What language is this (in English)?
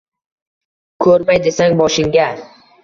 Uzbek